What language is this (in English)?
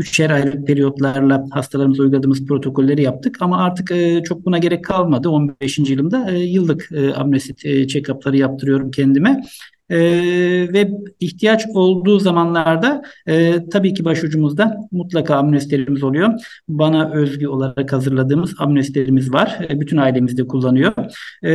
Turkish